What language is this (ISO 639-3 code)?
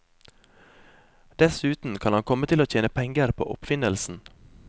nor